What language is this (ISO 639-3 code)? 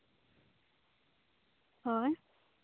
sat